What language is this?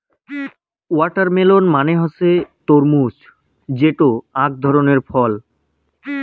Bangla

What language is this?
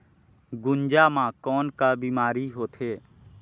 Chhattisgarhi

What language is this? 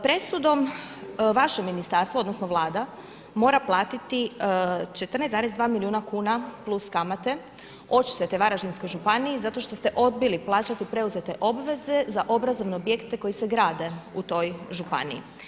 Croatian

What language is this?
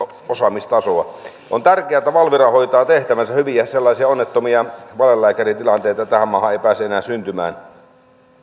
Finnish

